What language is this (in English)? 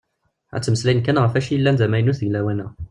Kabyle